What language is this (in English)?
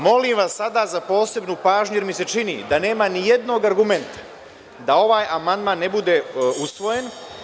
Serbian